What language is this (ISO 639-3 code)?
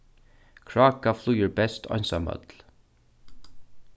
fao